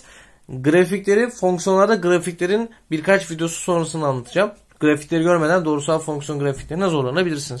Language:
Turkish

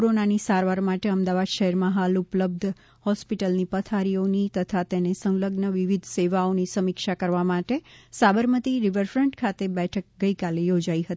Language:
Gujarati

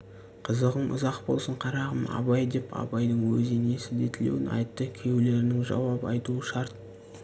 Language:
Kazakh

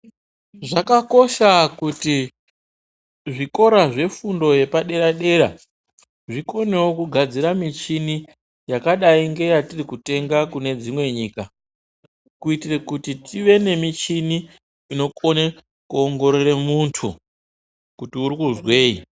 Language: Ndau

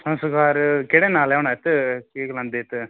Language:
Dogri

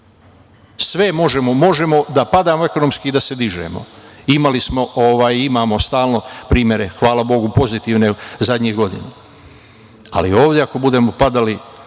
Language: Serbian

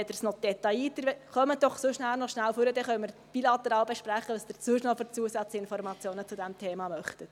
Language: Swiss German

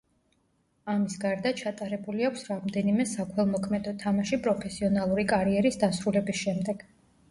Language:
Georgian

